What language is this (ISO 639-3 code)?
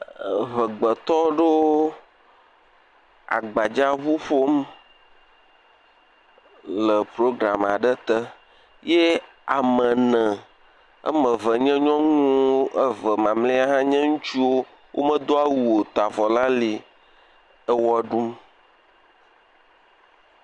ewe